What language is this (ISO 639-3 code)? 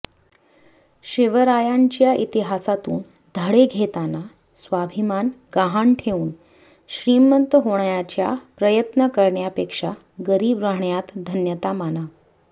mar